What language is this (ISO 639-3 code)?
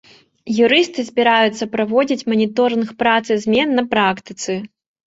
bel